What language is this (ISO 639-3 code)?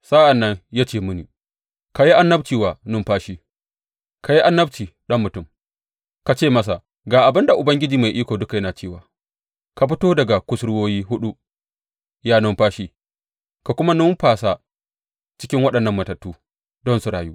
hau